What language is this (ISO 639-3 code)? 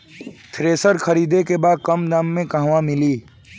bho